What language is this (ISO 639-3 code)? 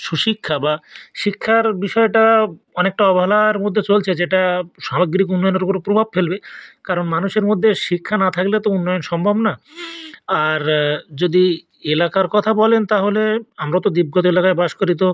ben